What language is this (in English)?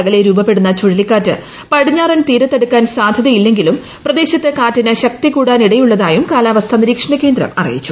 Malayalam